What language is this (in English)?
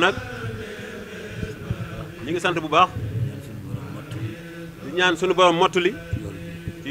Indonesian